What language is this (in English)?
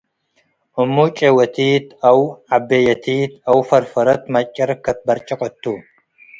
Tigre